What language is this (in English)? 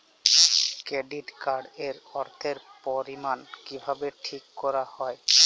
Bangla